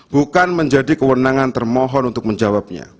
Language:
Indonesian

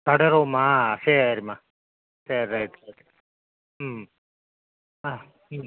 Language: Tamil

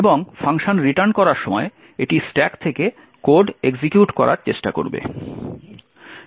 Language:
Bangla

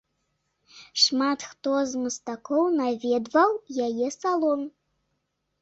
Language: Belarusian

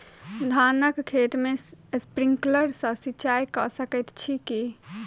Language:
Maithili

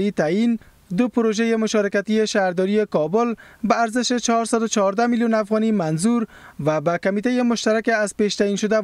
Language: Persian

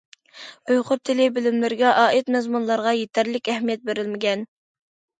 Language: Uyghur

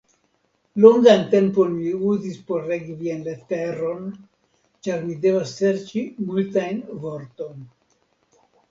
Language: Esperanto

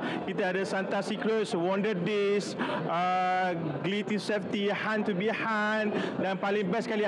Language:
Malay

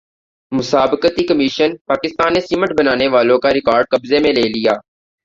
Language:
Urdu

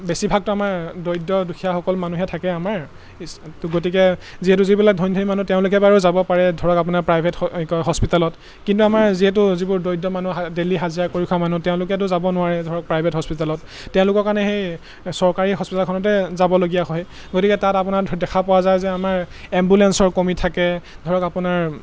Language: Assamese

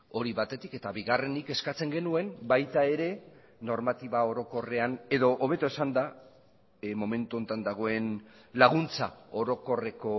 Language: Basque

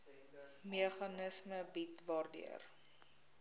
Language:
Afrikaans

